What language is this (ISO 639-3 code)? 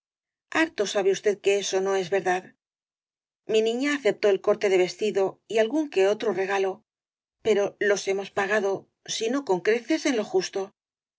spa